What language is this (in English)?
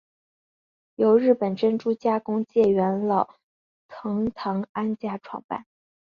Chinese